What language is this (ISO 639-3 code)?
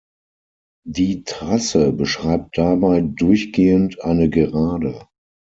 deu